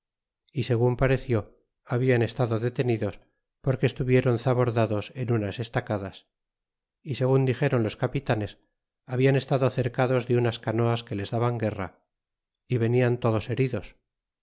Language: Spanish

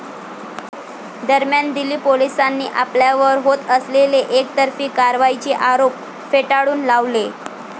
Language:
Marathi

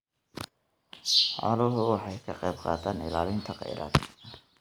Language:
Somali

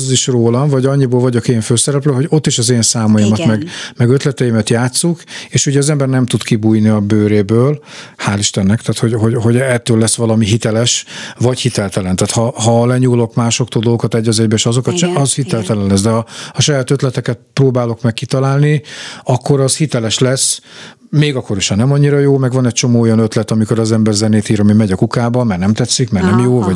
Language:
Hungarian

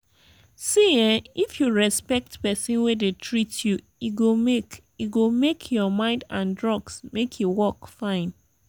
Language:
Nigerian Pidgin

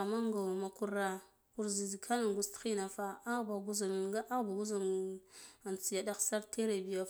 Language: Guduf-Gava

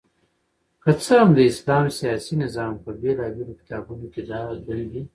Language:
Pashto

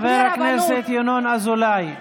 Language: Hebrew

